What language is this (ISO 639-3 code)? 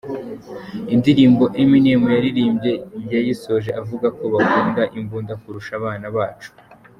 kin